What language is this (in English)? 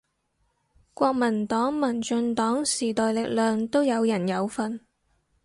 Cantonese